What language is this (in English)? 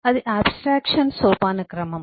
Telugu